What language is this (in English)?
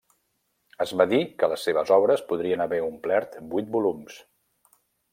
Catalan